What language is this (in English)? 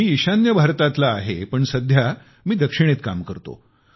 Marathi